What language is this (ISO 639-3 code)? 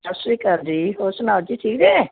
pan